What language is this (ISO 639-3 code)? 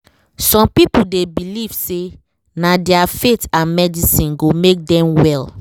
pcm